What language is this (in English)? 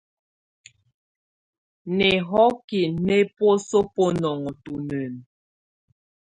Tunen